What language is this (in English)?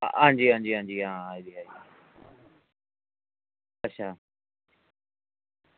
Dogri